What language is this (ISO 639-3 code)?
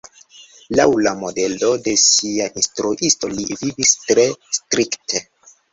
epo